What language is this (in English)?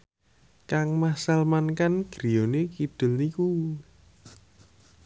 Javanese